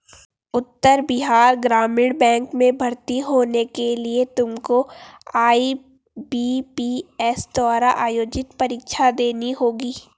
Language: Hindi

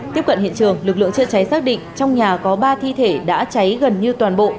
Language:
Vietnamese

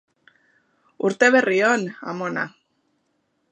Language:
Basque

